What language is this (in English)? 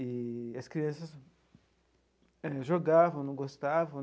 Portuguese